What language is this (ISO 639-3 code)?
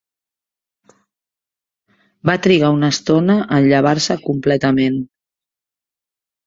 cat